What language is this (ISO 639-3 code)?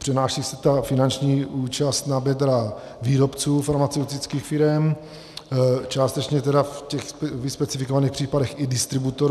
ces